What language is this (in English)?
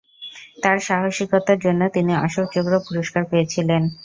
Bangla